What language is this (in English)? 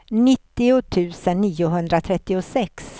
Swedish